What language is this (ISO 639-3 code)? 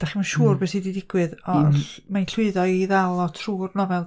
cym